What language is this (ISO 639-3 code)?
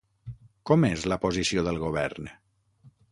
cat